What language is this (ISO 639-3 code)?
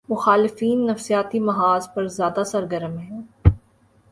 urd